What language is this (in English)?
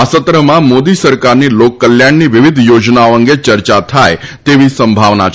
Gujarati